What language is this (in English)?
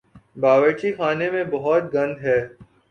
Urdu